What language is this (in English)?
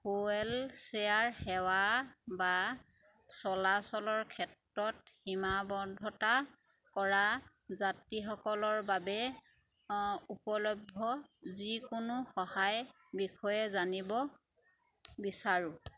Assamese